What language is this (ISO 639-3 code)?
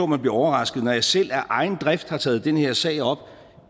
dan